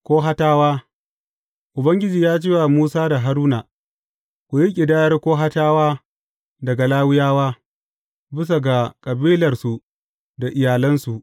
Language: Hausa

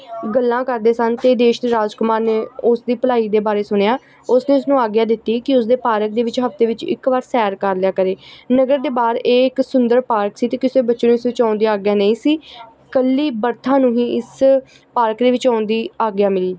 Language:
Punjabi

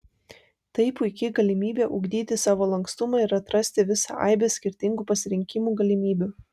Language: Lithuanian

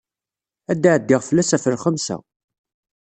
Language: Kabyle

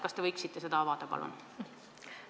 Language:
Estonian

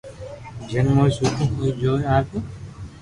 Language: Loarki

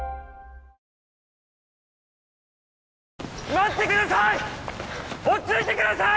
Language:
Japanese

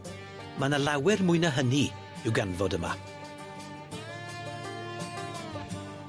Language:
Welsh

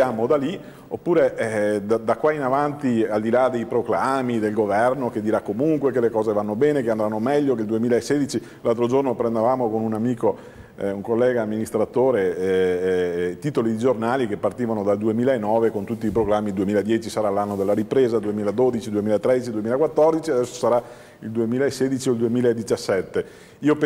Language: Italian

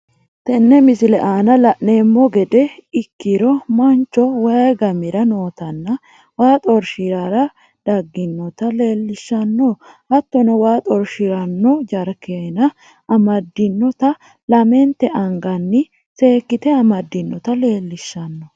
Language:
Sidamo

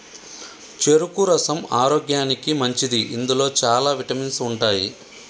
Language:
Telugu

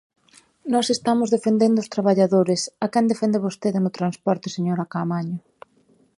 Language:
Galician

